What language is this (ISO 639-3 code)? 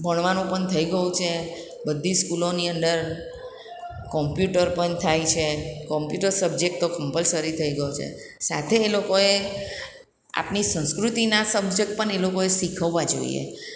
guj